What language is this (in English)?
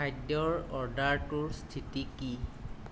Assamese